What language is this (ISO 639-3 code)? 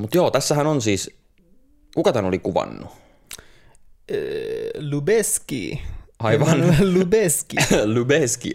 fin